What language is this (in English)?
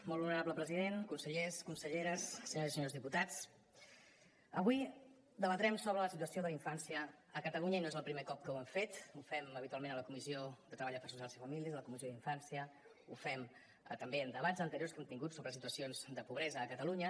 Catalan